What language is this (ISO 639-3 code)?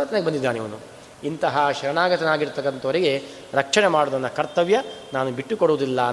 kan